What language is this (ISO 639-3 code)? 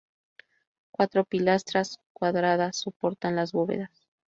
spa